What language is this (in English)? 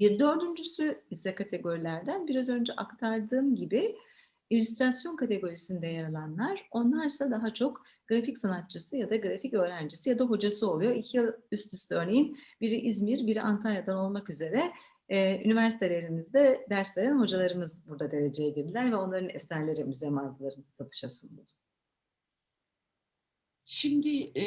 Turkish